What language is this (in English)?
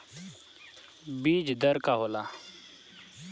Bhojpuri